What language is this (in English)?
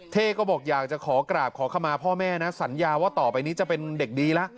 Thai